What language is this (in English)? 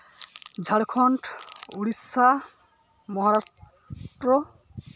Santali